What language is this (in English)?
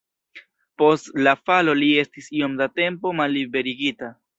Esperanto